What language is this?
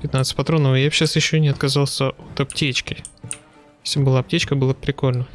Russian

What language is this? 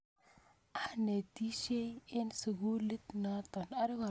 Kalenjin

